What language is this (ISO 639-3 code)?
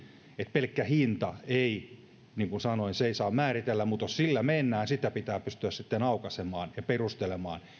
fin